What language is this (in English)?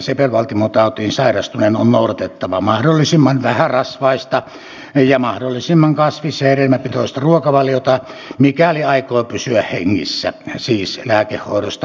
Finnish